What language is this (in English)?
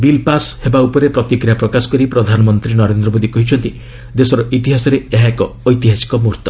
Odia